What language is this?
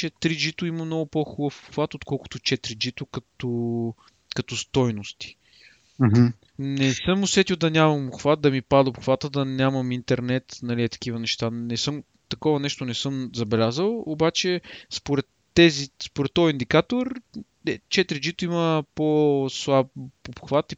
Bulgarian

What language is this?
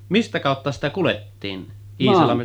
Finnish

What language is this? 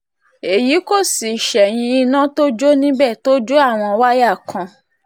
Yoruba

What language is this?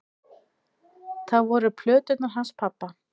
Icelandic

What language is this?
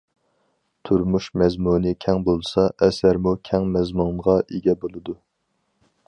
Uyghur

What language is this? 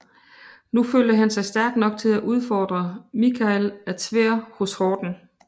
Danish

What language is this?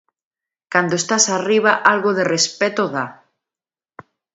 Galician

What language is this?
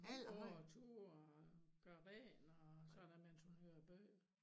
Danish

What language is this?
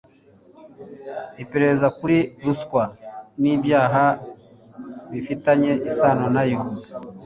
Kinyarwanda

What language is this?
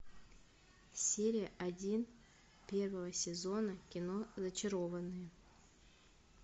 Russian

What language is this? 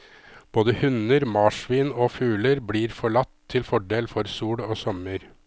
Norwegian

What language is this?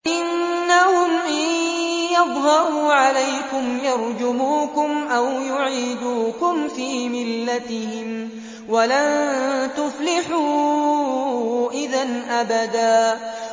Arabic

